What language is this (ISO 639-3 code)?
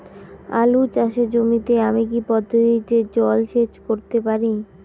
ben